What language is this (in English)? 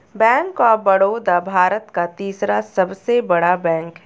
Hindi